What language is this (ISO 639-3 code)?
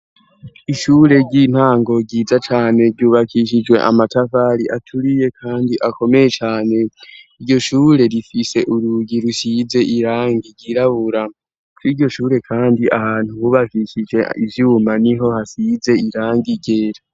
run